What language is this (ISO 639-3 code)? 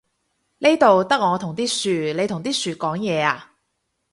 yue